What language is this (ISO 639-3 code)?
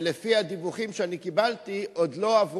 heb